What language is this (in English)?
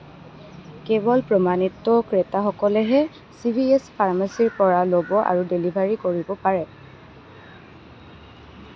Assamese